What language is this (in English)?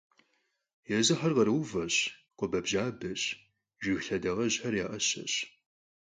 Kabardian